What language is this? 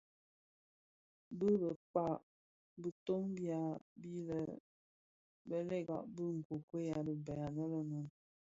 Bafia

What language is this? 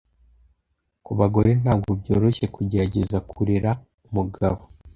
Kinyarwanda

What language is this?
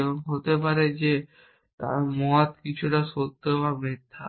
Bangla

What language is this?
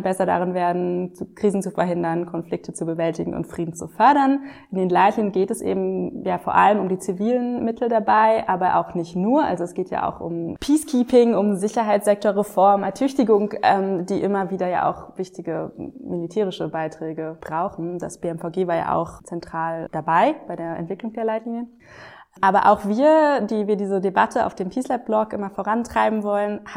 German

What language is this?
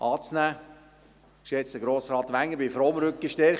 Swiss German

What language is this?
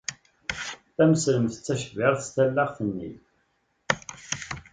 Kabyle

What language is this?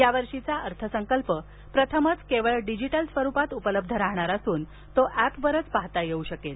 Marathi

